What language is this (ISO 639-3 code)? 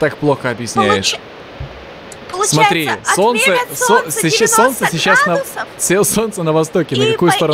rus